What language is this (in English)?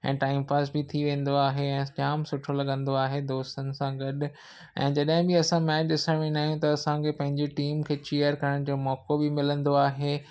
Sindhi